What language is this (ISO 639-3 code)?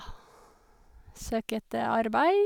nor